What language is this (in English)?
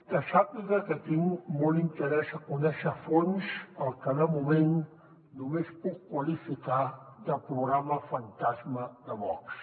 Catalan